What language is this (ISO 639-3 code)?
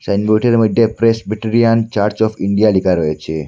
ben